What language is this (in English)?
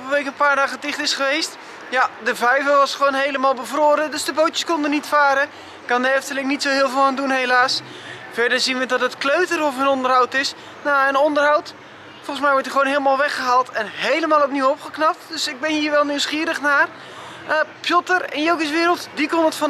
Dutch